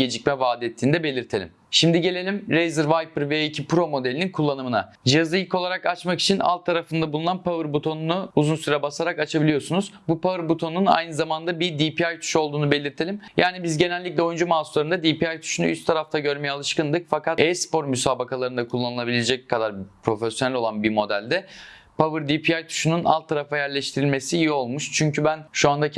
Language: Turkish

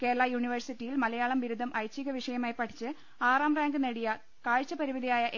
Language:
Malayalam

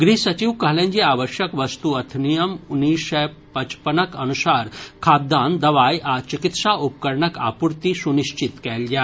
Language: Maithili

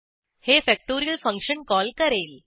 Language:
Marathi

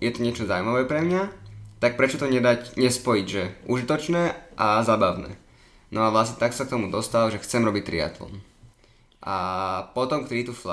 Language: Slovak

